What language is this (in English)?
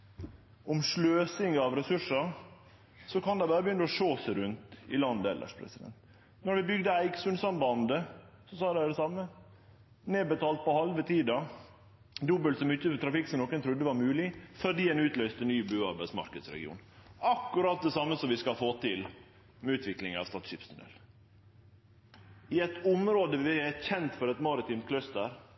Norwegian Nynorsk